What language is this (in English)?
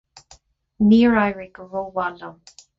Irish